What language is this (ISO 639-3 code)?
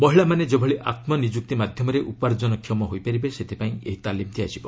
ori